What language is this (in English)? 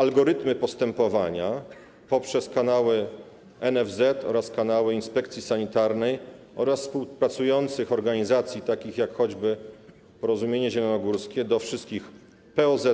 Polish